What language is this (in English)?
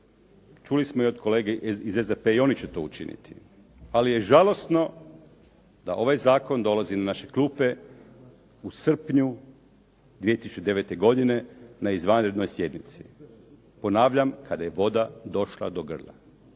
Croatian